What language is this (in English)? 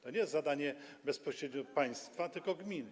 Polish